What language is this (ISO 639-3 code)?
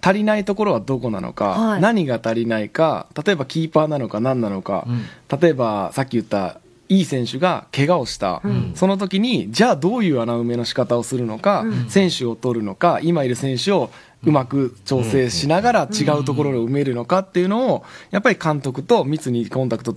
jpn